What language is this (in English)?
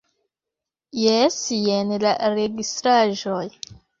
Esperanto